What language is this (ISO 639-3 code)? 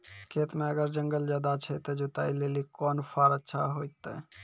mai